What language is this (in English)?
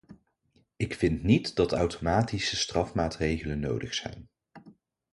Dutch